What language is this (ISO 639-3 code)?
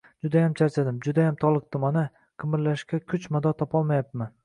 uzb